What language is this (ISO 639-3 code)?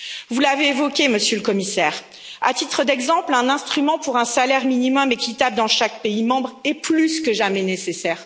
fra